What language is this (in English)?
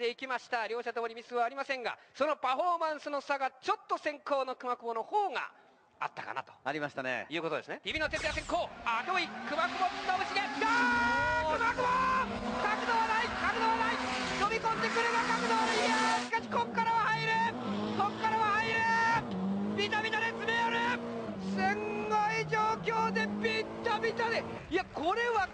Japanese